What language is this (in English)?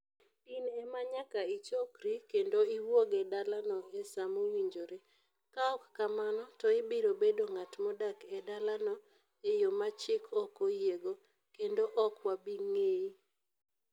Luo (Kenya and Tanzania)